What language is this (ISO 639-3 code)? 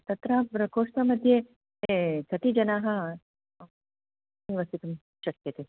san